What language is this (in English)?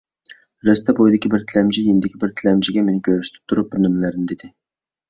Uyghur